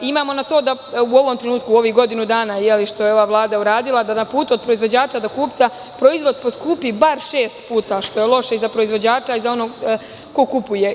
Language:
Serbian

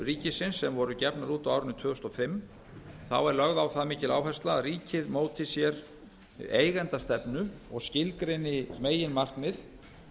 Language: Icelandic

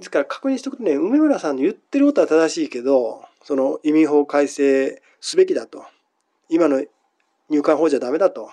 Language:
Japanese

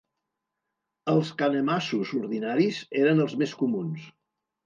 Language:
Catalan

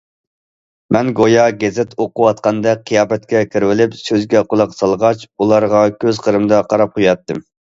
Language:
Uyghur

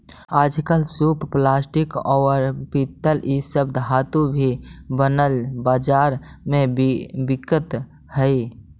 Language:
Magahi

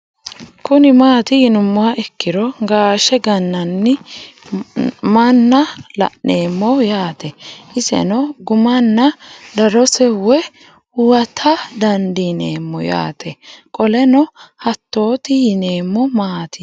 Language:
Sidamo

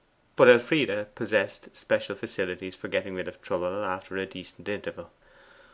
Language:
English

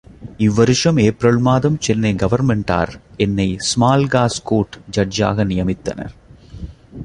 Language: Tamil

